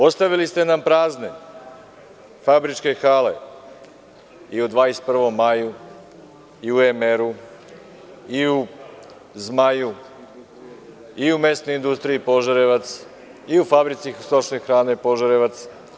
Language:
Serbian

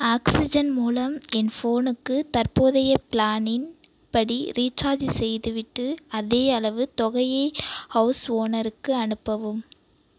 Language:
Tamil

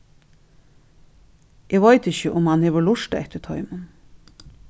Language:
Faroese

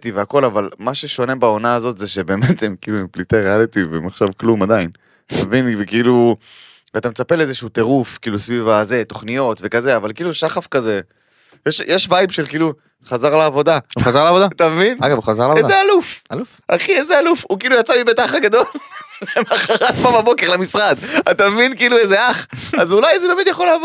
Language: Hebrew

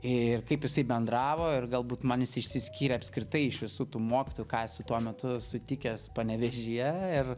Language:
Lithuanian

